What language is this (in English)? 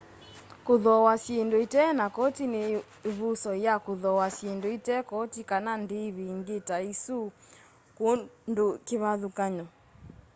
Kamba